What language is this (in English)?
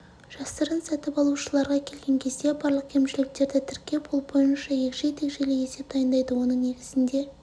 Kazakh